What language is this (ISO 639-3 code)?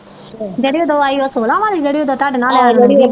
pan